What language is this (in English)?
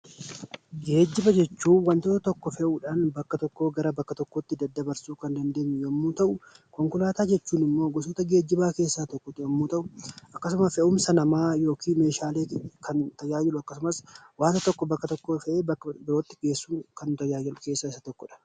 Oromo